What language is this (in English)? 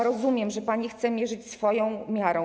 Polish